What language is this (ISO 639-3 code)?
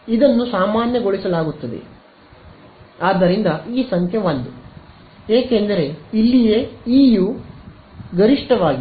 kan